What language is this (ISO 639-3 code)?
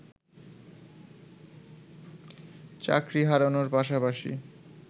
ben